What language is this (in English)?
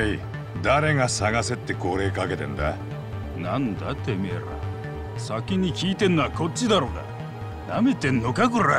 Japanese